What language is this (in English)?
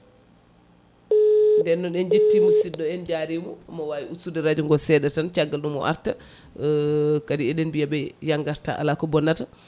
Fula